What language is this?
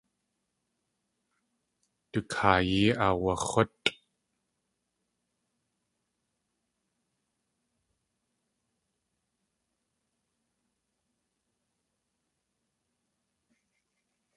Tlingit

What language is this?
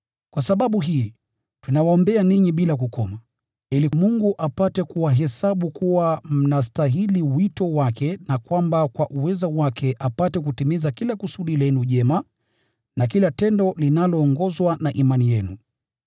Swahili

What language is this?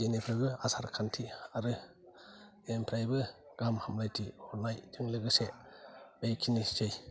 Bodo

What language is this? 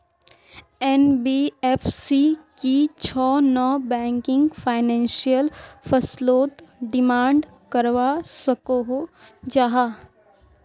Magahi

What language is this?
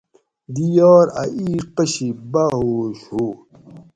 Gawri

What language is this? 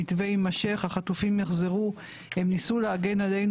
Hebrew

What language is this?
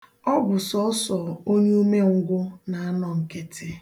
Igbo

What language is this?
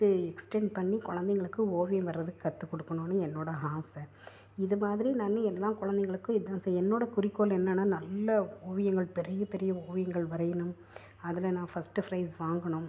Tamil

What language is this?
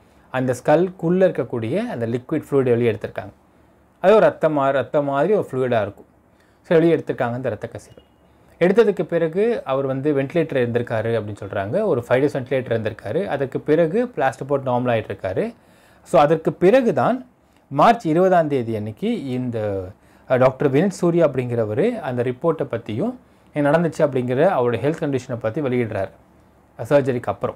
Tamil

